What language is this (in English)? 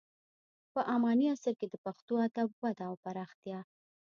Pashto